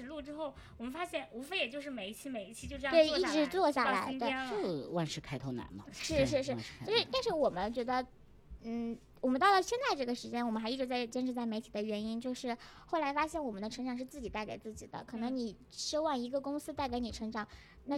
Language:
Chinese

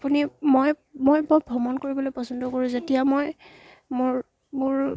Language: Assamese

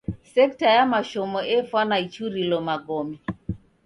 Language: Taita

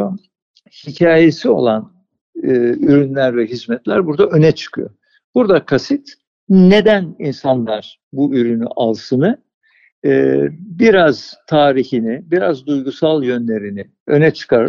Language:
Turkish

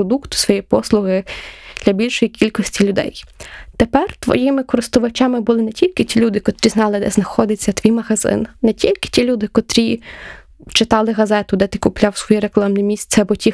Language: Ukrainian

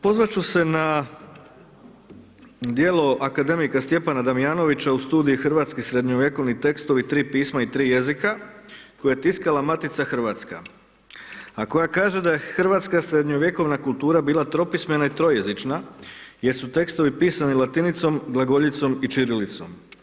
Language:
Croatian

